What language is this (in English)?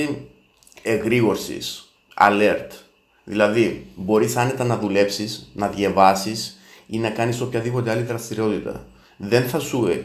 Greek